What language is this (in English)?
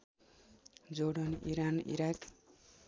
Nepali